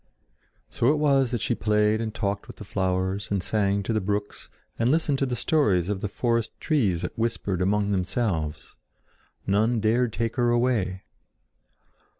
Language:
English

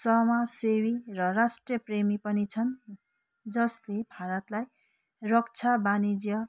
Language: Nepali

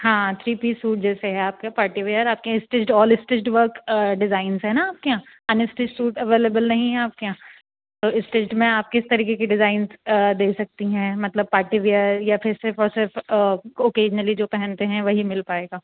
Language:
Urdu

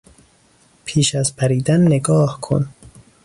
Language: Persian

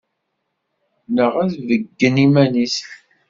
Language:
Kabyle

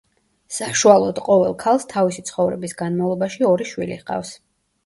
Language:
Georgian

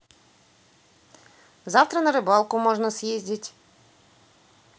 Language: Russian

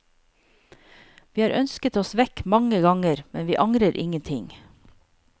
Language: Norwegian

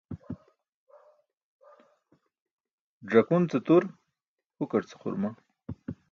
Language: Burushaski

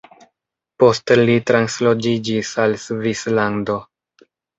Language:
Esperanto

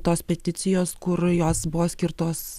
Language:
Lithuanian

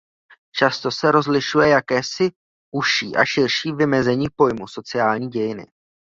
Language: Czech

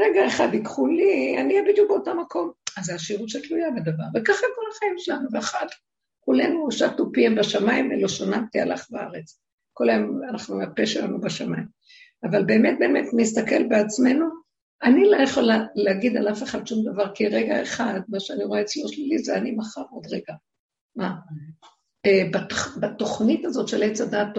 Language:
Hebrew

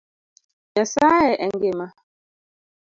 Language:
Luo (Kenya and Tanzania)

